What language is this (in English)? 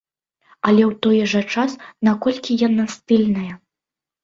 Belarusian